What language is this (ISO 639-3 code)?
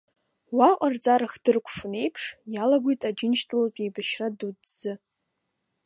abk